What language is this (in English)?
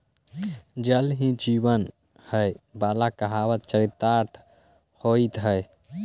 Magahi